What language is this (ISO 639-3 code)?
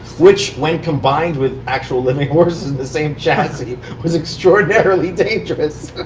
eng